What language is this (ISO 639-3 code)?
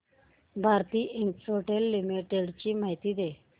mar